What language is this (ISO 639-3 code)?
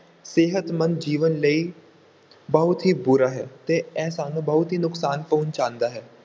pan